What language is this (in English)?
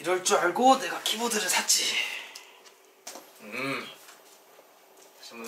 Korean